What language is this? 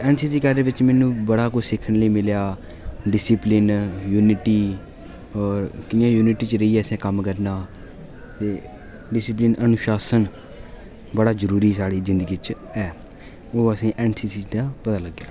Dogri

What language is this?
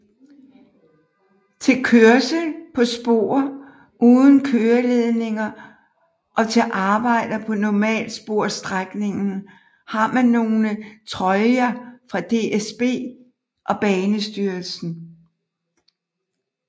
Danish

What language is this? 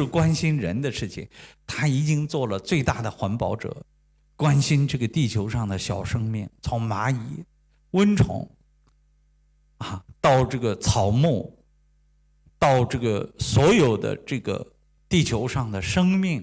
Chinese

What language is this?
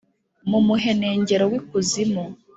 Kinyarwanda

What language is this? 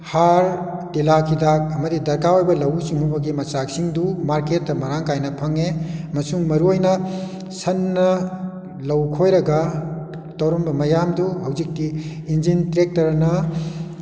Manipuri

